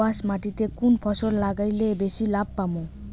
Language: Bangla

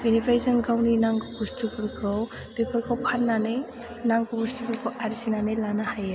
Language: Bodo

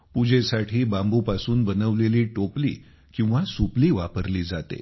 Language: Marathi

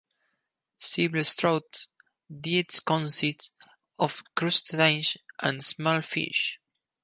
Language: English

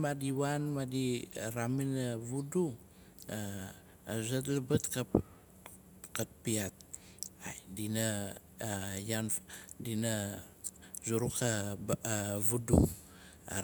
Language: Nalik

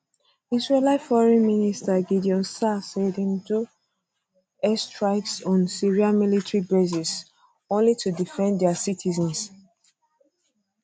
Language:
Nigerian Pidgin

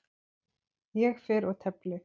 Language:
Icelandic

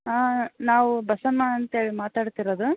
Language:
Kannada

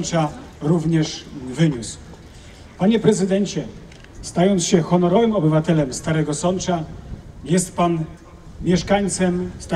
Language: Polish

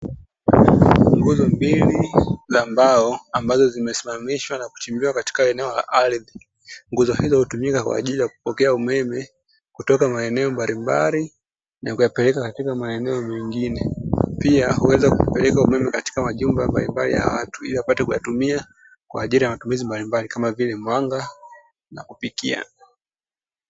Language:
Swahili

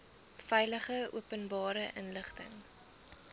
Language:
Afrikaans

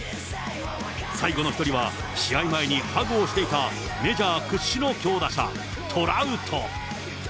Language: Japanese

